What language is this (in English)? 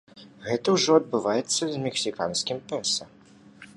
Belarusian